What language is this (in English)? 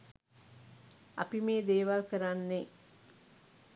Sinhala